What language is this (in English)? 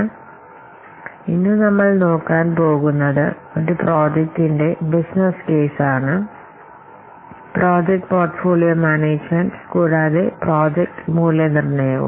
Malayalam